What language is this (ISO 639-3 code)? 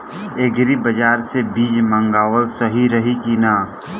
bho